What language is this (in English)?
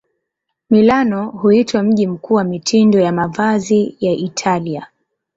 Swahili